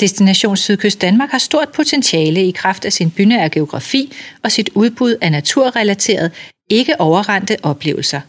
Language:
Danish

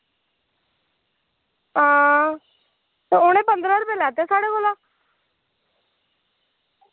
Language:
Dogri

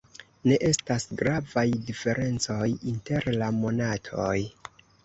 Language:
Esperanto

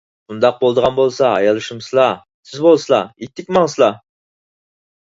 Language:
Uyghur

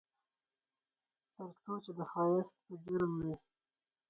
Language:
Pashto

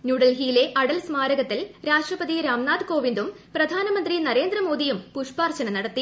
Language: Malayalam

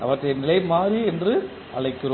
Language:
Tamil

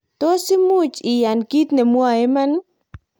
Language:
Kalenjin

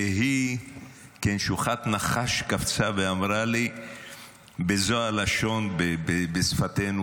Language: Hebrew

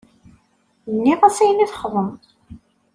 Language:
Kabyle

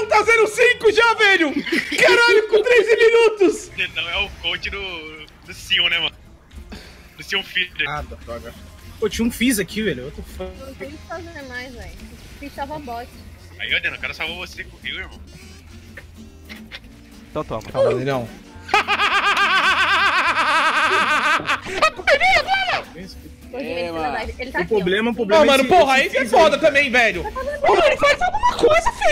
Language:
Portuguese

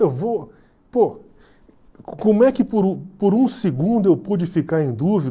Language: Portuguese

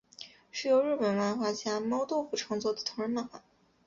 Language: Chinese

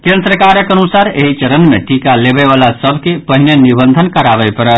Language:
Maithili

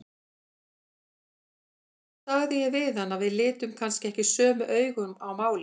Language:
Icelandic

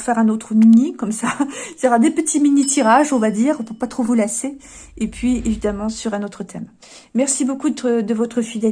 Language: French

